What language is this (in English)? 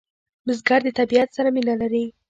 Pashto